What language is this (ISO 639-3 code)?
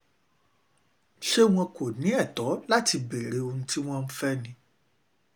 yor